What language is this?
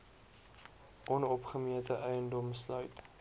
Afrikaans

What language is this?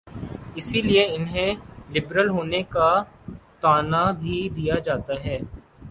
Urdu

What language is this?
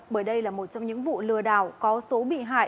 Vietnamese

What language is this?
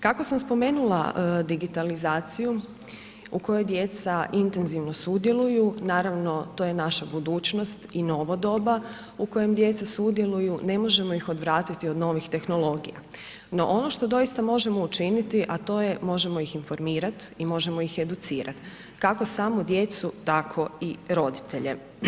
Croatian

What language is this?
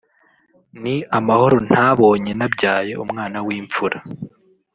Kinyarwanda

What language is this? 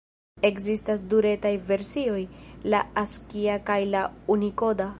Esperanto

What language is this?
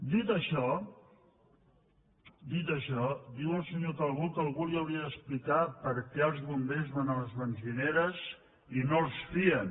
Catalan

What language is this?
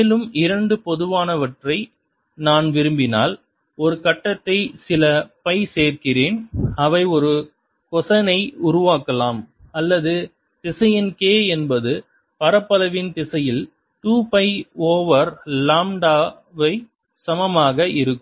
Tamil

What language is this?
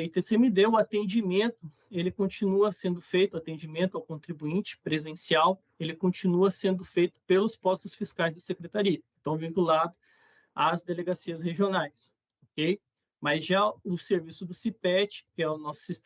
Portuguese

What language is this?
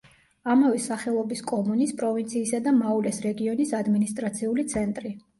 Georgian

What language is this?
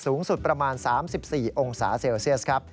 Thai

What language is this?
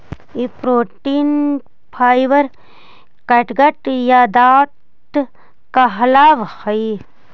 Magahi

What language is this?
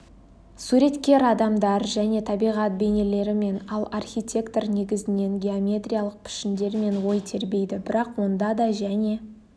Kazakh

